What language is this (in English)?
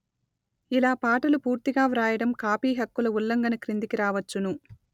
Telugu